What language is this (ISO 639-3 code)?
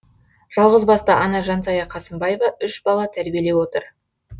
kaz